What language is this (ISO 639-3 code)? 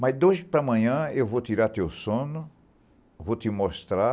por